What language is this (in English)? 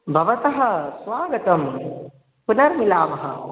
Sanskrit